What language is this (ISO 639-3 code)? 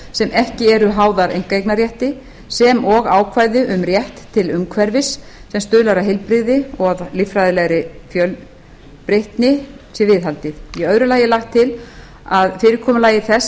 isl